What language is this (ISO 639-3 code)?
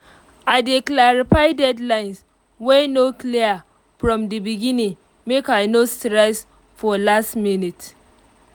pcm